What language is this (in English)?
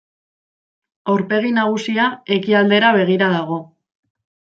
Basque